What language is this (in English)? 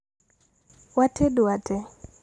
Luo (Kenya and Tanzania)